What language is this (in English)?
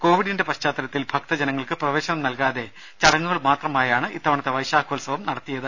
Malayalam